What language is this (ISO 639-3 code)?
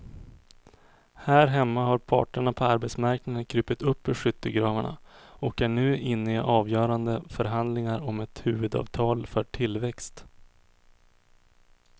swe